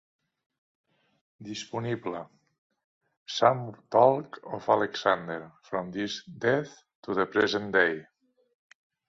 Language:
Catalan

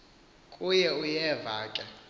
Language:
Xhosa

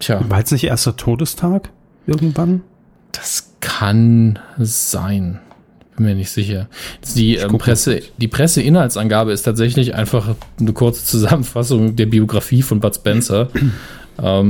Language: German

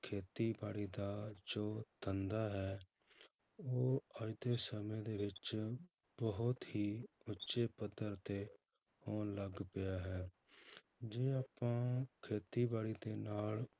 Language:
Punjabi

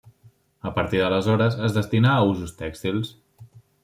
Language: Catalan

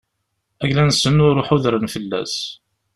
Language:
Kabyle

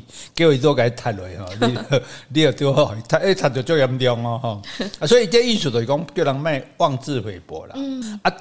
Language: Chinese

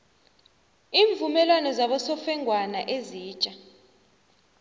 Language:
South Ndebele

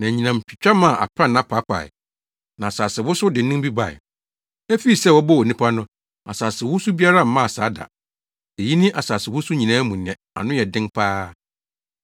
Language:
Akan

